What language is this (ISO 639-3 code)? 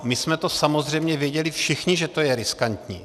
ces